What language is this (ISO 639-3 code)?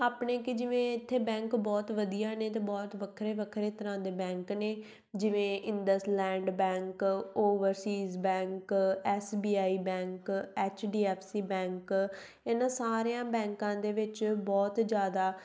pan